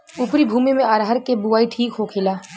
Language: Bhojpuri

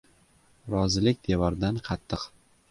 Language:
Uzbek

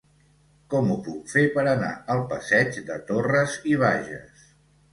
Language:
Catalan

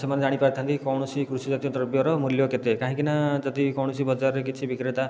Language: Odia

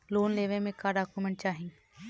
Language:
Bhojpuri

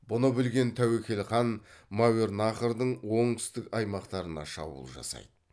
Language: Kazakh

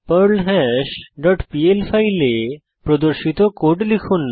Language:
Bangla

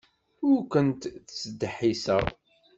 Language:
Kabyle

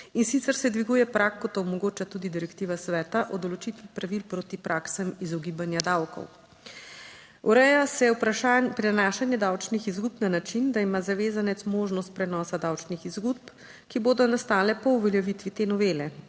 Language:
Slovenian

